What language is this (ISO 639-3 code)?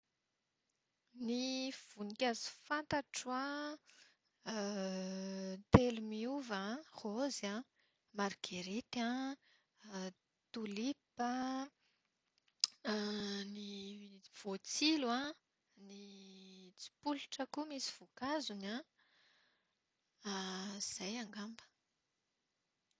mlg